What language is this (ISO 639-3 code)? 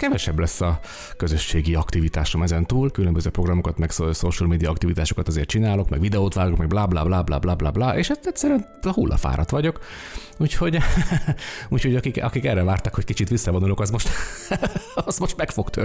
hun